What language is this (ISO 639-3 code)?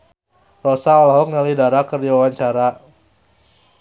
sun